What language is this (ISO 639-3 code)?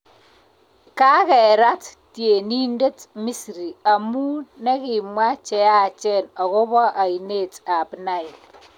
kln